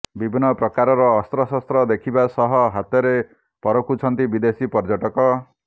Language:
Odia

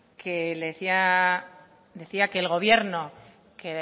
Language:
Spanish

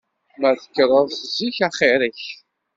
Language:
Kabyle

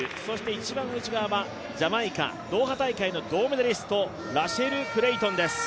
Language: Japanese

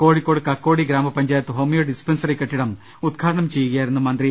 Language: Malayalam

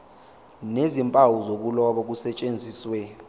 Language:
Zulu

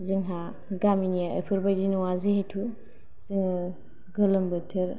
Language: Bodo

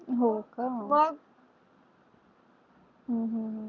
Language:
Marathi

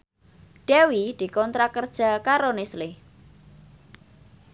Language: Javanese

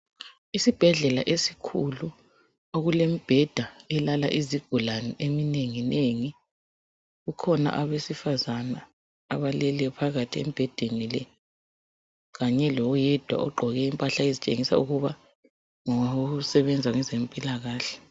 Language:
North Ndebele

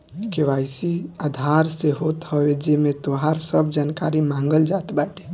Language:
Bhojpuri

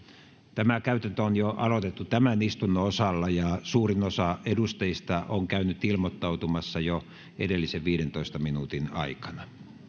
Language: Finnish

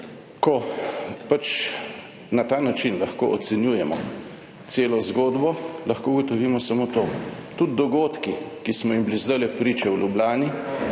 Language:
Slovenian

